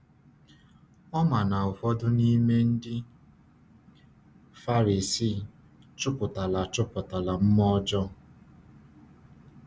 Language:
Igbo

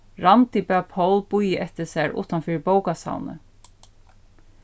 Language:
Faroese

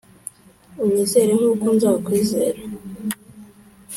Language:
Kinyarwanda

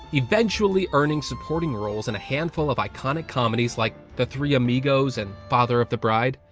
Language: English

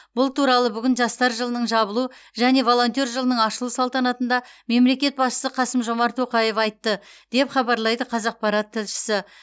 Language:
Kazakh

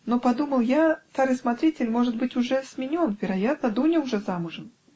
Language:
Russian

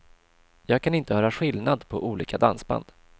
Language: Swedish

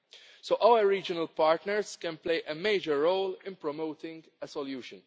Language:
English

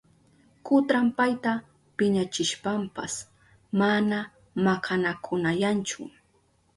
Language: Southern Pastaza Quechua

